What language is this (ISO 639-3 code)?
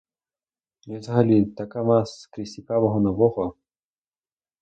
ukr